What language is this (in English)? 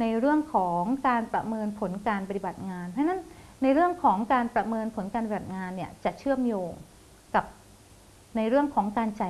Thai